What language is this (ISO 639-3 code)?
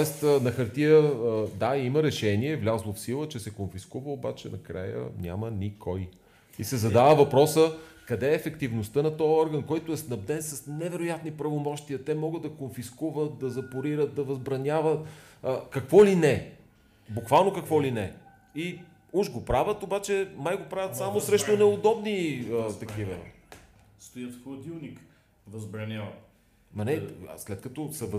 bul